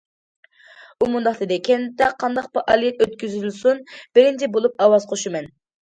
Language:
Uyghur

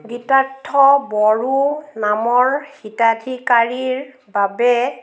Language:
Assamese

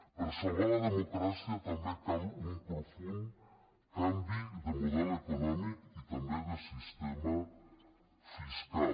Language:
Catalan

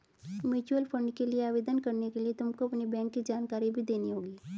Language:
Hindi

